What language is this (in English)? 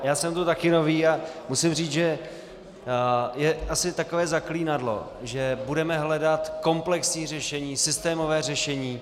Czech